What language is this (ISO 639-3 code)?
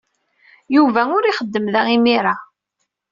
kab